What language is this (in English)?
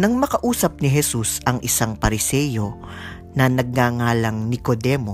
Filipino